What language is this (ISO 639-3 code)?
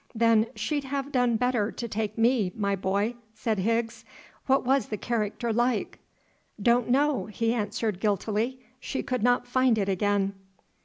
eng